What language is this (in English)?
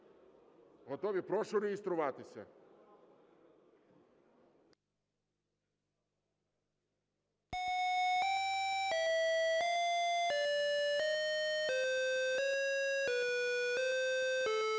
Ukrainian